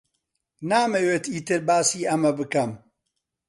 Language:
Central Kurdish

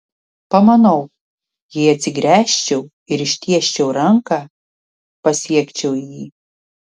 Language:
Lithuanian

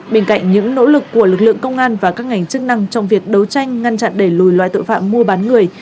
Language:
Vietnamese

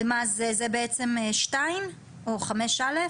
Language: Hebrew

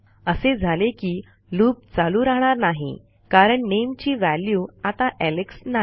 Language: Marathi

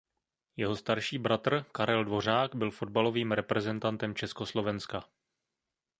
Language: Czech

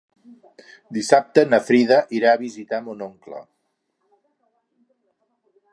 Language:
Catalan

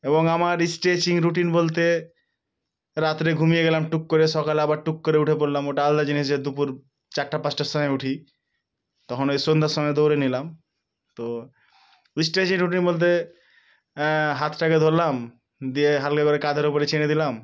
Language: Bangla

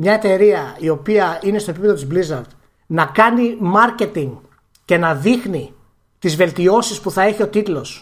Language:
Greek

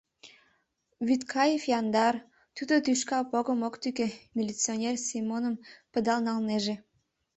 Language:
Mari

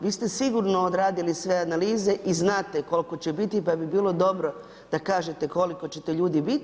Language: Croatian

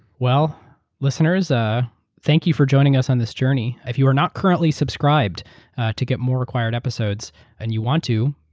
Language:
English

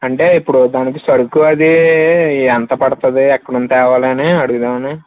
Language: Telugu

